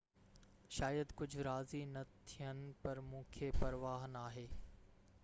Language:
Sindhi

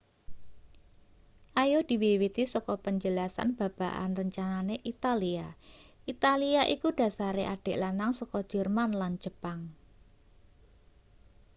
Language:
Javanese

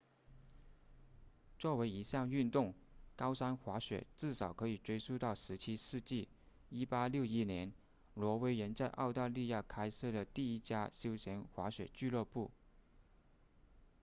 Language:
Chinese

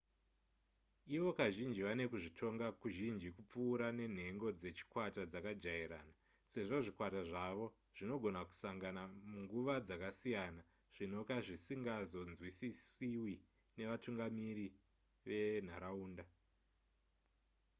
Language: Shona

